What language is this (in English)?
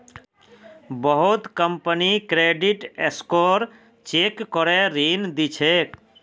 Magahi